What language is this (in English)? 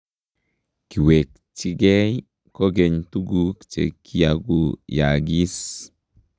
Kalenjin